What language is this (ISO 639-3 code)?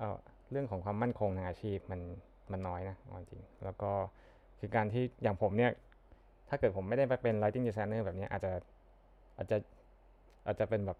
tha